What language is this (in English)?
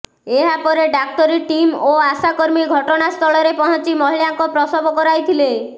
Odia